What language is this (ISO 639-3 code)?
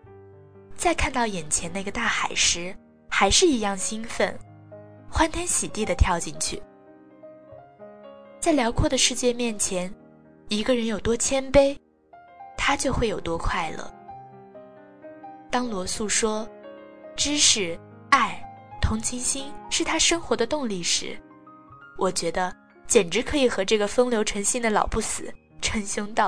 zho